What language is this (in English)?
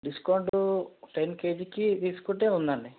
Telugu